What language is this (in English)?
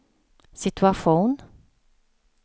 Swedish